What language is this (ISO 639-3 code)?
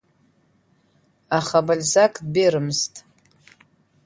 abk